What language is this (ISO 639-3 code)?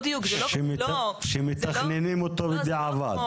heb